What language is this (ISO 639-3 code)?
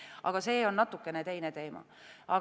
est